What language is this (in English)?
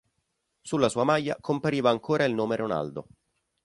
Italian